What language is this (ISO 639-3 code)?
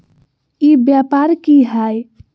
mag